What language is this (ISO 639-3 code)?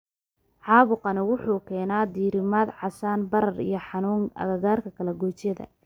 som